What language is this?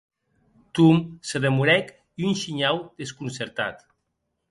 Occitan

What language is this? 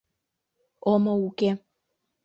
Mari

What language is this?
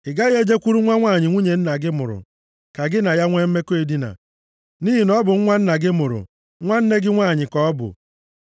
Igbo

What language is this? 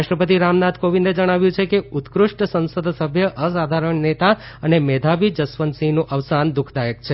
Gujarati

